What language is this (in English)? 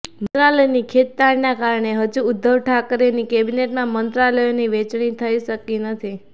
Gujarati